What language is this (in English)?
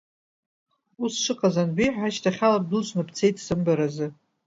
Abkhazian